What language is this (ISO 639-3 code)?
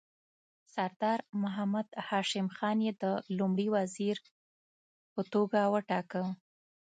pus